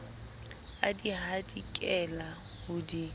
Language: Southern Sotho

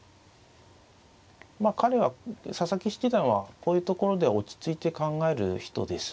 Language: Japanese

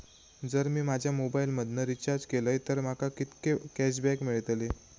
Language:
Marathi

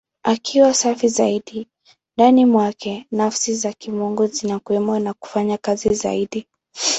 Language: Swahili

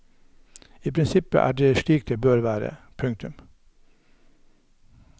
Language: Norwegian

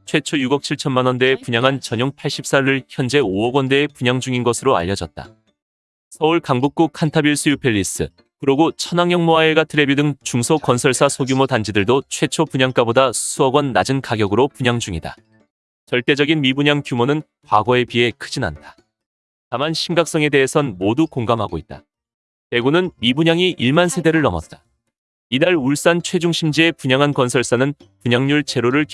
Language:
Korean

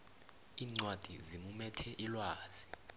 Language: South Ndebele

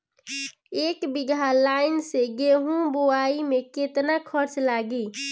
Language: Bhojpuri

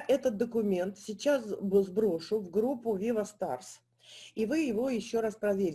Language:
Russian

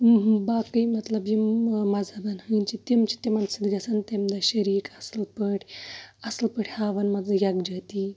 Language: Kashmiri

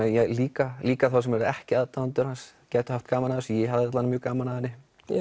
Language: Icelandic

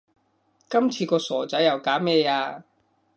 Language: Cantonese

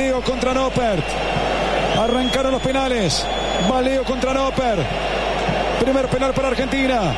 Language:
Spanish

